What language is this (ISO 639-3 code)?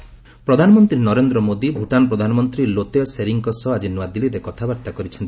ori